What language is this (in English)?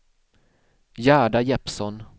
Swedish